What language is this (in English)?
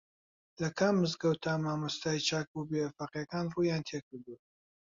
Central Kurdish